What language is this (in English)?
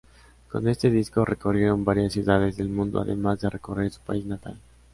Spanish